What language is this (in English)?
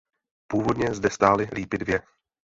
Czech